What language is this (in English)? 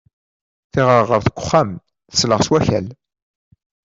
Kabyle